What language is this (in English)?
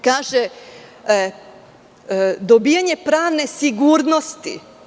Serbian